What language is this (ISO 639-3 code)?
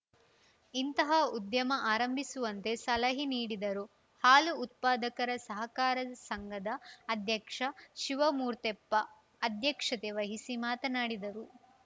kan